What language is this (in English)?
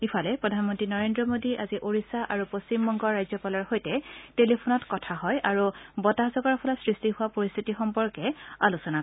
Assamese